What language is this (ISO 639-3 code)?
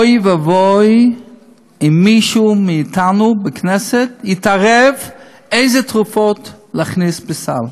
heb